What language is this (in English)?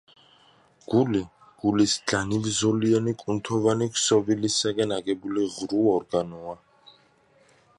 Georgian